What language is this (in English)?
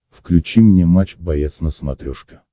Russian